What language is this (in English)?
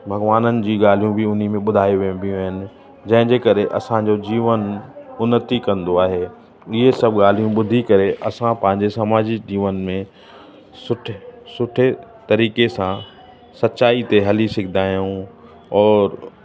Sindhi